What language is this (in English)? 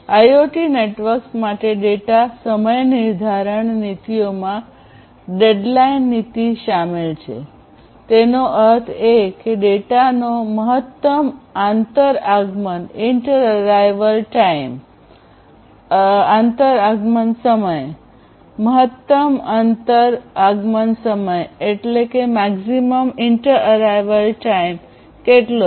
Gujarati